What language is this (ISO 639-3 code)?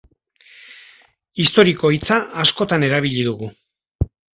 eus